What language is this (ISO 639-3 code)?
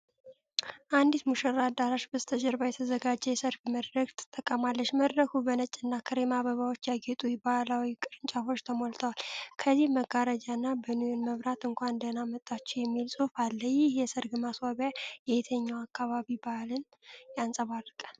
amh